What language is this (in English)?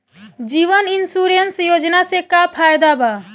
Bhojpuri